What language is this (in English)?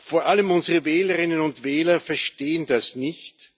German